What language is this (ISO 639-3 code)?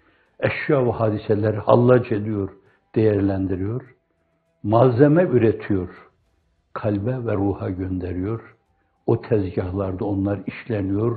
tur